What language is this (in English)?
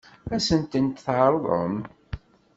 Kabyle